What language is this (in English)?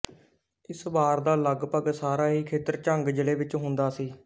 Punjabi